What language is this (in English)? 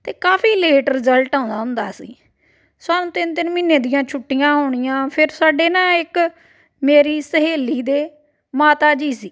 Punjabi